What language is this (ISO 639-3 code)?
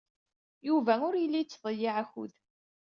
kab